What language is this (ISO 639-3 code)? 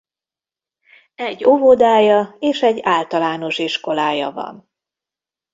hun